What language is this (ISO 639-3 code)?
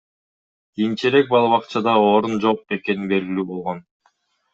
kir